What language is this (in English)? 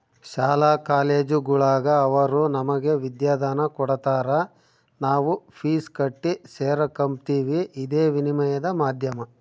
Kannada